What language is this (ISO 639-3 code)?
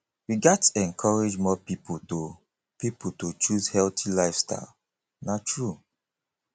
pcm